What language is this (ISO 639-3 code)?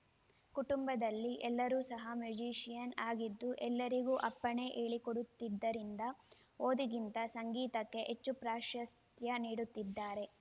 kan